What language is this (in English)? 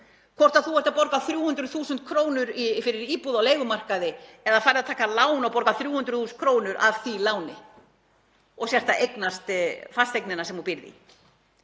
Icelandic